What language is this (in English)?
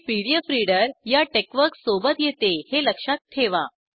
Marathi